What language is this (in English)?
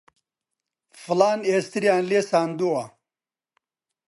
Central Kurdish